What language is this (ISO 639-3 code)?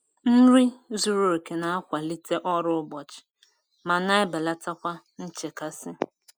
ibo